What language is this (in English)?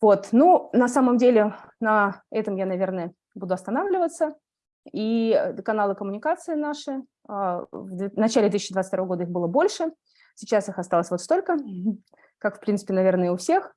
Russian